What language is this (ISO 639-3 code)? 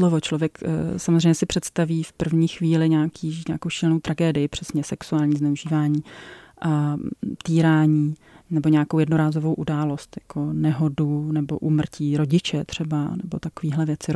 ces